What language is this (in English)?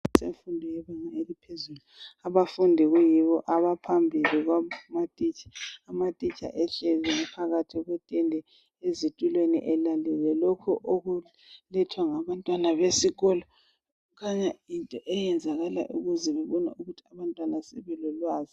North Ndebele